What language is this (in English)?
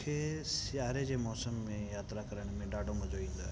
Sindhi